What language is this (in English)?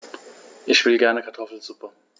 German